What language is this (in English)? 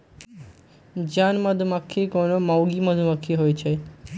Magahi